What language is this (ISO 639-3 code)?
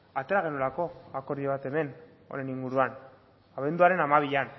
eus